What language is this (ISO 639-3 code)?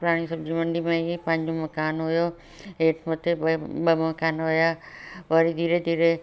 snd